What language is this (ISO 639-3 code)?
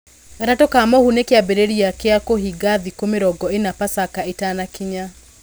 kik